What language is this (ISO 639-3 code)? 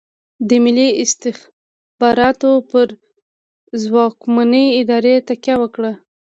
pus